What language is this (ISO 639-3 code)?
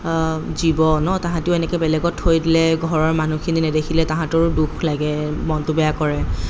asm